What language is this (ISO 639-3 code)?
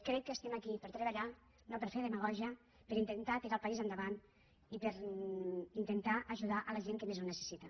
cat